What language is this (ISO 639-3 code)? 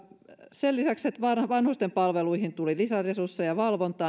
fin